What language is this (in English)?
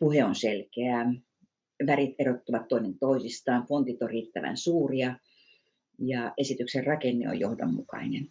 Finnish